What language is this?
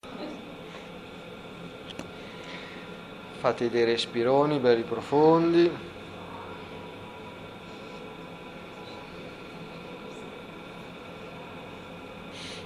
Italian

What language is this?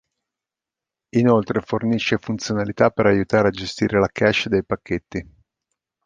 Italian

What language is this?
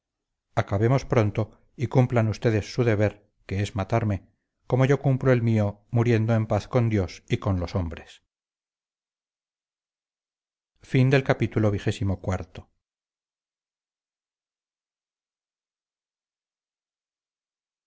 Spanish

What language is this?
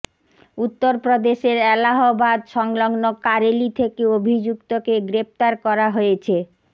Bangla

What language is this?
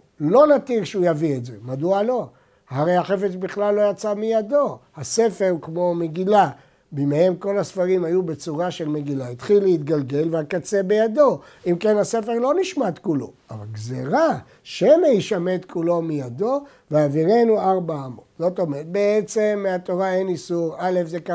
Hebrew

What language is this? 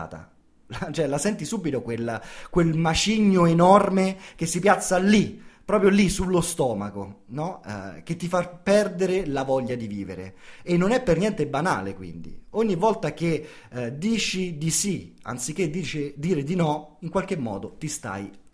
Italian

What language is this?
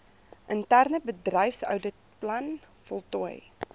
Afrikaans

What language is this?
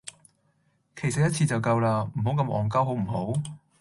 Cantonese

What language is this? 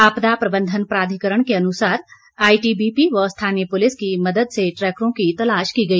Hindi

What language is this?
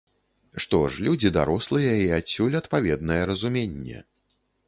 Belarusian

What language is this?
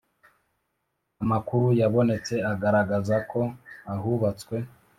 Kinyarwanda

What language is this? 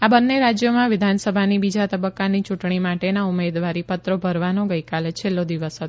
Gujarati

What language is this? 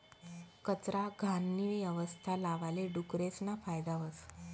Marathi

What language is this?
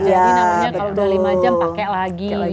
Indonesian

